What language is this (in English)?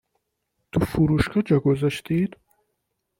Persian